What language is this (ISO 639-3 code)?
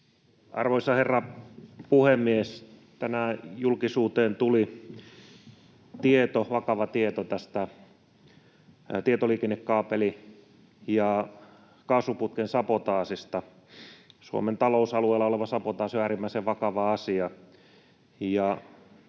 fin